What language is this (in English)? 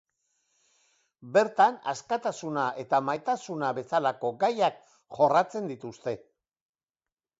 Basque